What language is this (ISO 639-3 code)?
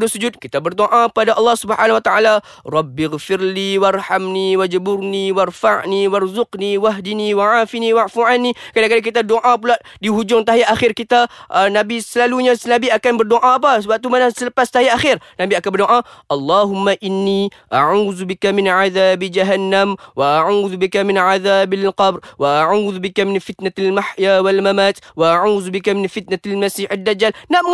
msa